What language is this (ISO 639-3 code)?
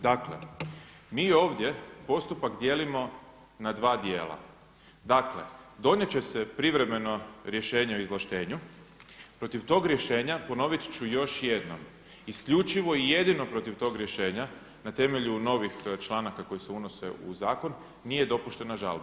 hrv